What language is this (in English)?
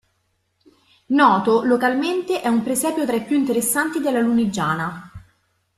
Italian